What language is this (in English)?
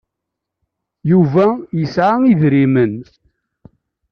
Kabyle